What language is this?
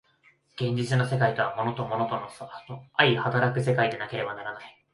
Japanese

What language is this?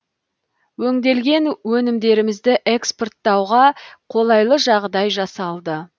Kazakh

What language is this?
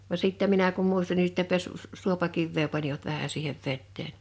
Finnish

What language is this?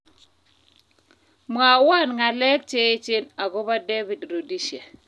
Kalenjin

